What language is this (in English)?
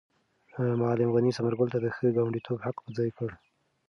Pashto